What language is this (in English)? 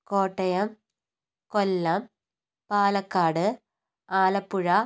Malayalam